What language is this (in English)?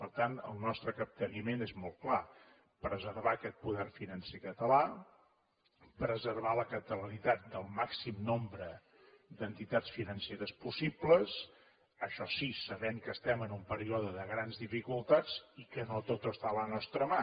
Catalan